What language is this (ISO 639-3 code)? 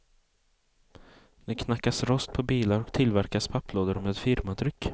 swe